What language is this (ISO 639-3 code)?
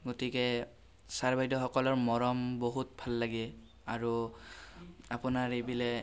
asm